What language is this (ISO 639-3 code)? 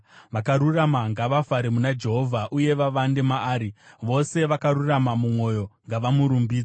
sna